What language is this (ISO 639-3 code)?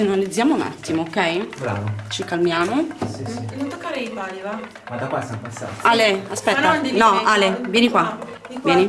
ita